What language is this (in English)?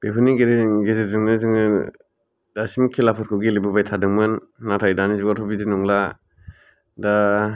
Bodo